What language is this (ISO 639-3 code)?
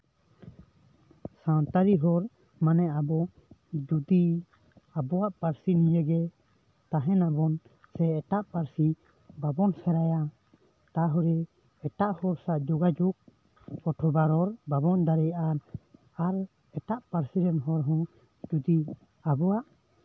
sat